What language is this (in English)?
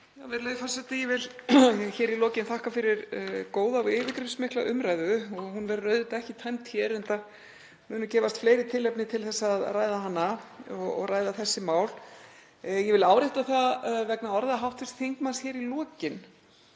Icelandic